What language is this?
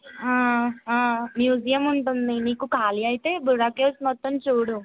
Telugu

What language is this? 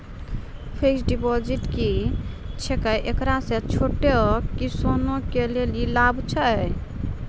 Maithili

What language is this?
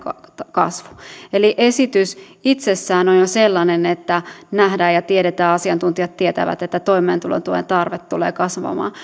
Finnish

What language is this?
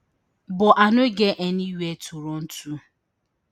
Nigerian Pidgin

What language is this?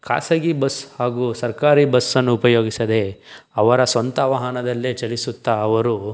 Kannada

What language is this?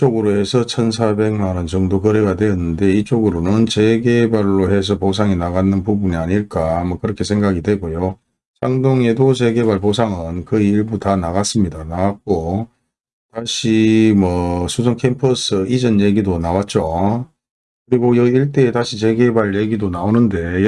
Korean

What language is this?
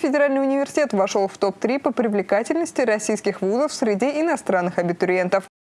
Russian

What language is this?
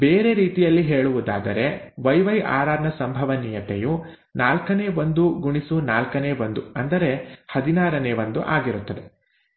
Kannada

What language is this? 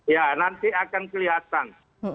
Indonesian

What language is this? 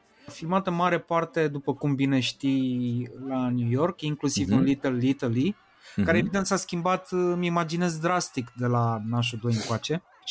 Romanian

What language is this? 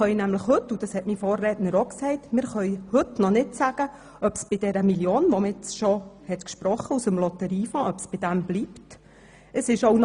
Swiss German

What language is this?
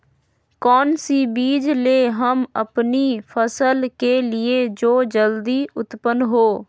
Magahi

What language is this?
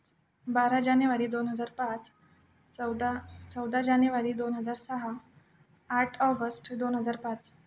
Marathi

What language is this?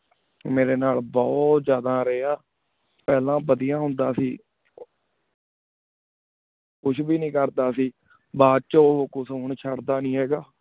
Punjabi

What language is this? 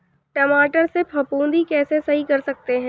Hindi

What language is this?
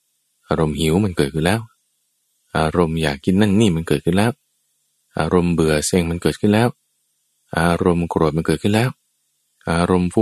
Thai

